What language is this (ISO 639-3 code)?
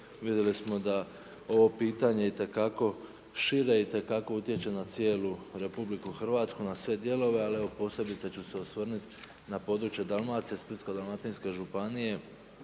hrv